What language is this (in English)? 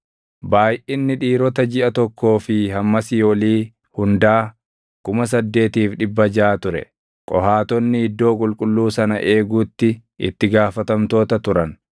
Oromo